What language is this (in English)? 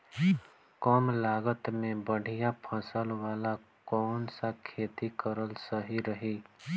Bhojpuri